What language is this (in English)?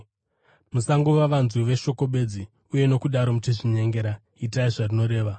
Shona